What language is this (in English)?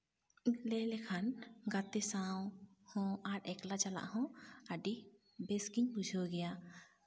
Santali